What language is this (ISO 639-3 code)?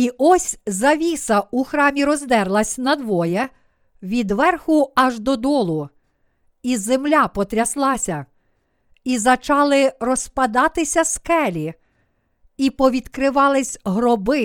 ukr